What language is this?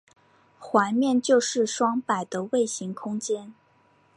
Chinese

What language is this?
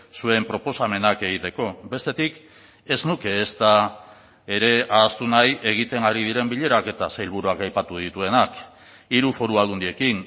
Basque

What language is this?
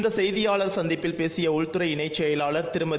Tamil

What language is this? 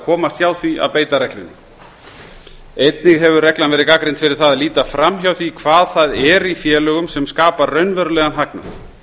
Icelandic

